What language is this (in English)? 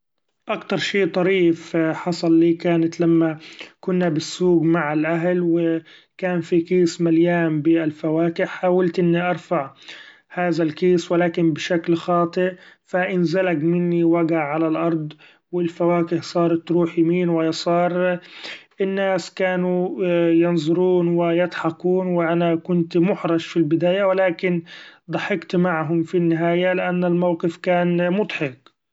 Gulf Arabic